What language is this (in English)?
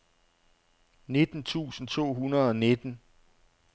Danish